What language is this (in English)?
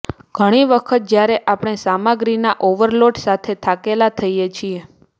Gujarati